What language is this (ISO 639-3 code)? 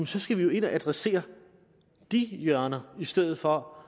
dan